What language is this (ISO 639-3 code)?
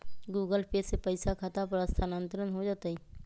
mag